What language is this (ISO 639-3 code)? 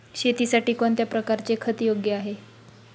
mar